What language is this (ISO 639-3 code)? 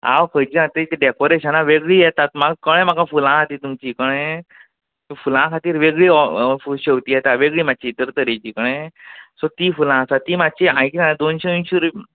kok